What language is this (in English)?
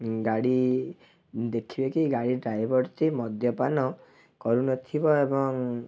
Odia